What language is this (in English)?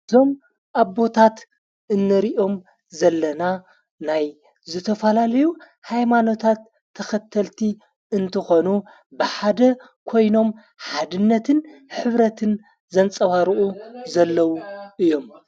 Tigrinya